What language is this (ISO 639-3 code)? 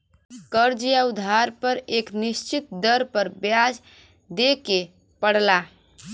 bho